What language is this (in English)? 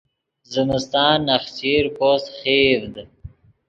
Yidgha